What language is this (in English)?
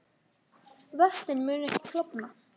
Icelandic